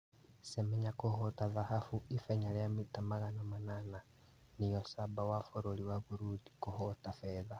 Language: Kikuyu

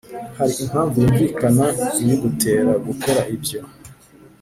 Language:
Kinyarwanda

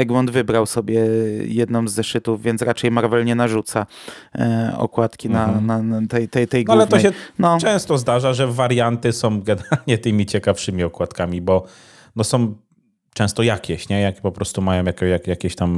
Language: Polish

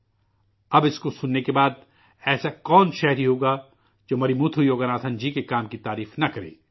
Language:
Urdu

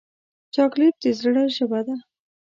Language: Pashto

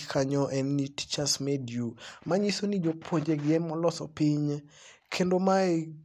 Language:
Luo (Kenya and Tanzania)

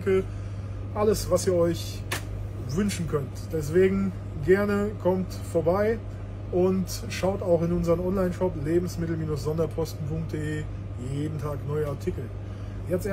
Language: German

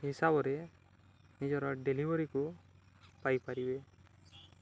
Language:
Odia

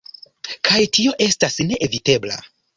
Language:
Esperanto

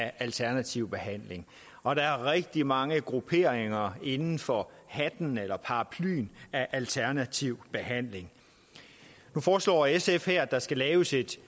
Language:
Danish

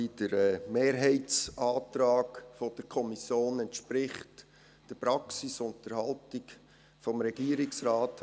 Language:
Swiss German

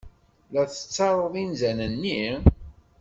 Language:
Kabyle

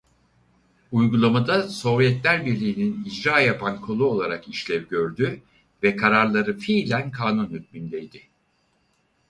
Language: Turkish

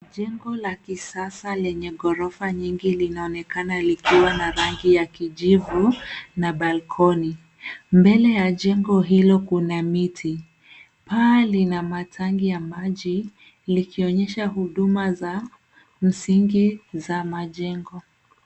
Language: Swahili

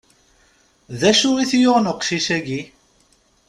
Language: Kabyle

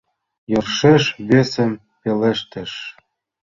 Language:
Mari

